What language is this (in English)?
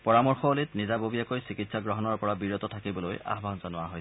Assamese